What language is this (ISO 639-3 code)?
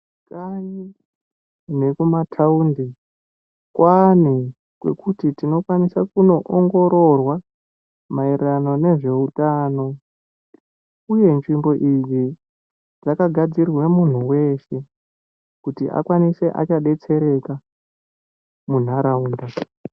ndc